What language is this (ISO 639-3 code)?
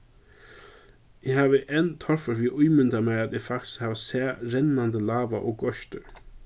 fao